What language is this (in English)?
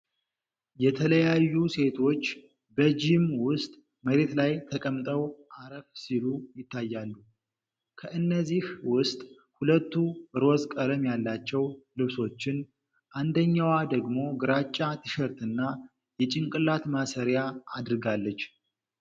Amharic